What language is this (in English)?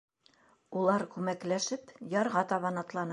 Bashkir